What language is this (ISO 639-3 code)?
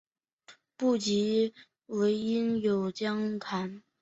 zho